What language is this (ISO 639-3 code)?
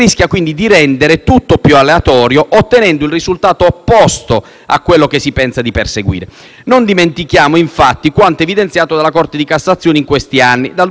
ita